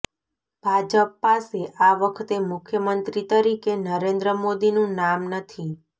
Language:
Gujarati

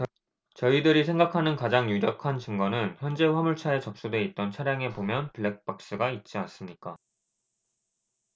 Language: Korean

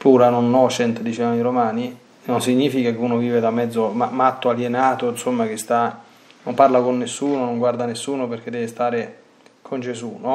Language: Italian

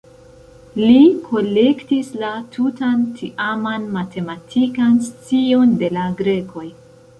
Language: Esperanto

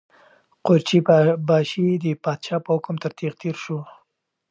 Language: Pashto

